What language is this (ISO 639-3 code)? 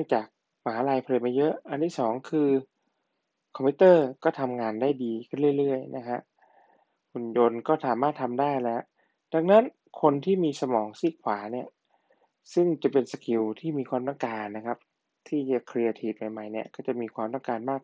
tha